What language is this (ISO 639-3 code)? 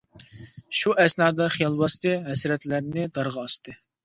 uig